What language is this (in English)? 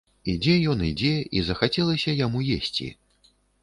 Belarusian